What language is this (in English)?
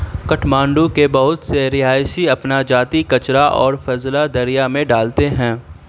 Urdu